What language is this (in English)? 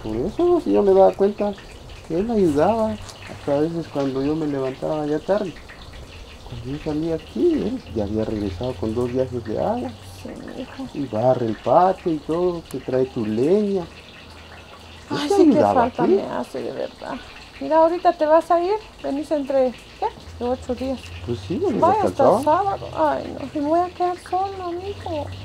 Spanish